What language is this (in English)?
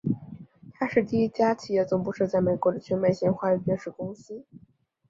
Chinese